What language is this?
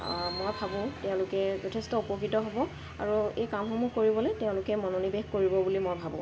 Assamese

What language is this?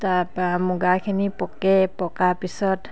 Assamese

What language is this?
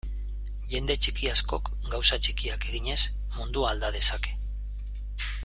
Basque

